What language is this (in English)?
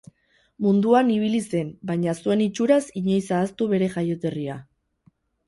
Basque